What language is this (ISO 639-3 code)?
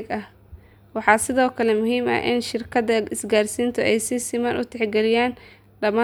som